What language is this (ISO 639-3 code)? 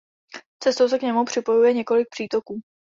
ces